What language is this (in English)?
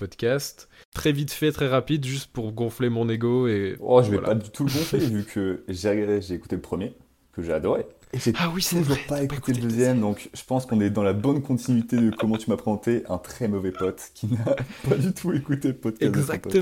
French